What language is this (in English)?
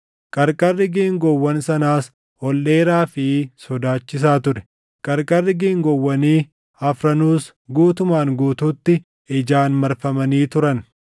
Oromo